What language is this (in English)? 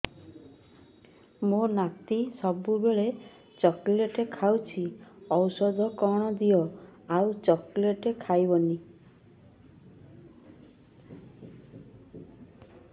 Odia